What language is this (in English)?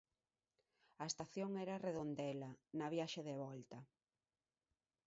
Galician